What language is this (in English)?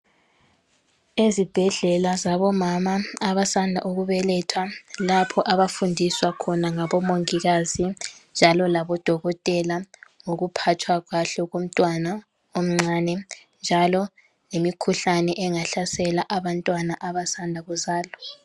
North Ndebele